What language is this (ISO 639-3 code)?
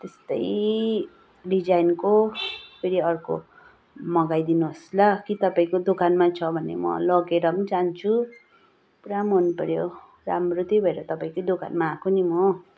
nep